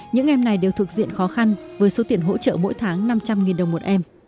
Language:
Vietnamese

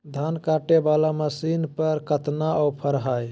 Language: Magahi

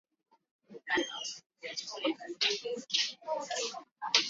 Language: Swahili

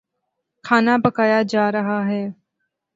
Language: Urdu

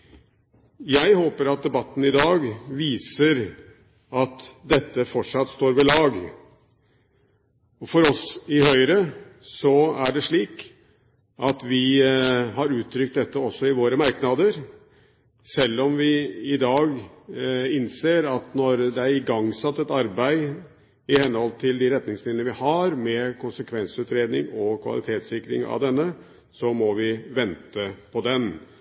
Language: Norwegian Bokmål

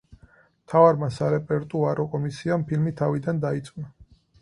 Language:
Georgian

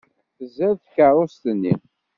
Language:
Kabyle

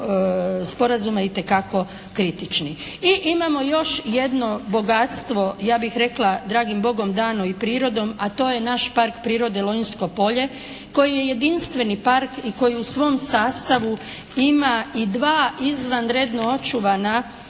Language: Croatian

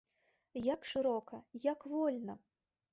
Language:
Belarusian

